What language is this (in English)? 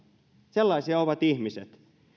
Finnish